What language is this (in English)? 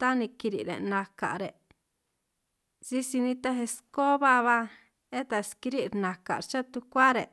San Martín Itunyoso Triqui